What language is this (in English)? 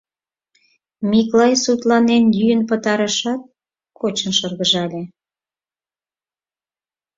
Mari